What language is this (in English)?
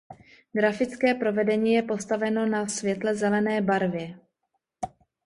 Czech